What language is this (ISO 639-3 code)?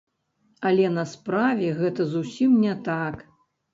bel